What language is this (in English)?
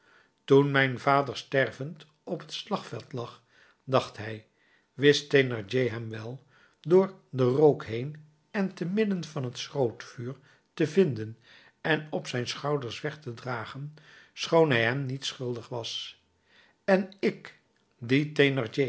Dutch